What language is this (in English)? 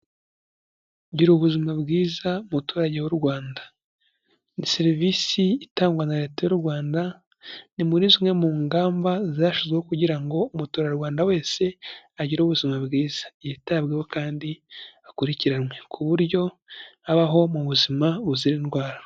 Kinyarwanda